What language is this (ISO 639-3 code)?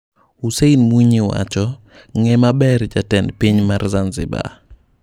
luo